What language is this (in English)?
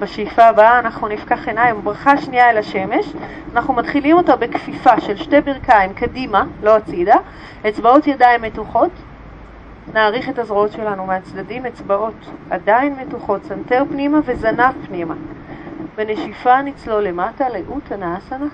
Hebrew